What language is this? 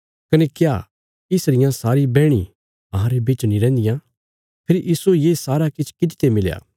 Bilaspuri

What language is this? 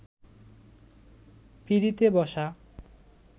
Bangla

